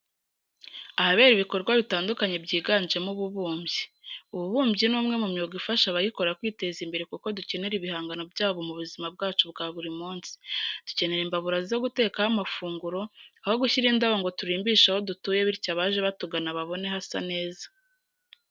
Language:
Kinyarwanda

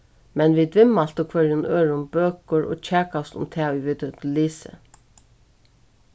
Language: Faroese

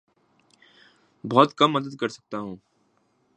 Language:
Urdu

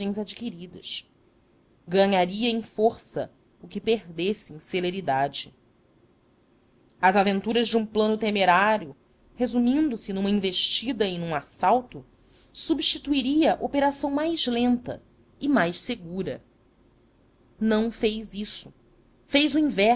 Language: Portuguese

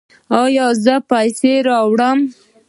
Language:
Pashto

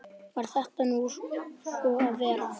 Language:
Icelandic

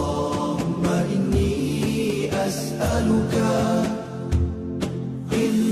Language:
Malay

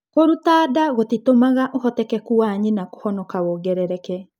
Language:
Kikuyu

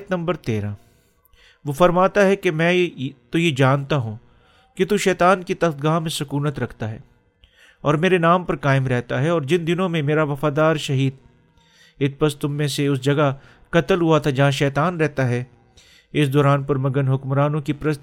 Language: Urdu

